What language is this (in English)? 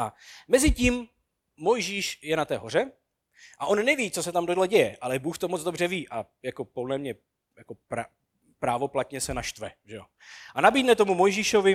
Czech